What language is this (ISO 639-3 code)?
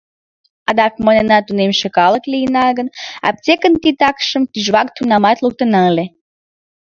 chm